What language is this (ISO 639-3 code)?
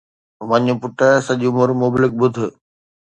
snd